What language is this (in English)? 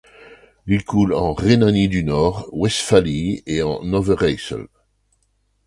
French